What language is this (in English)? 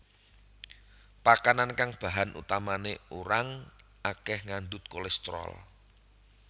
Javanese